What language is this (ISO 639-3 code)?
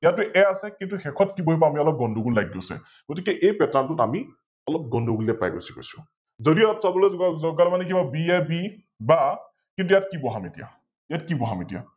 asm